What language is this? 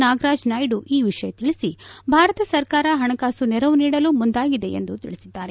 Kannada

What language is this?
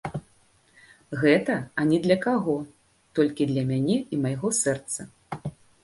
Belarusian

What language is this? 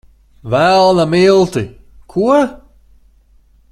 Latvian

